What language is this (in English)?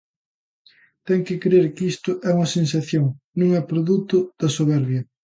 Galician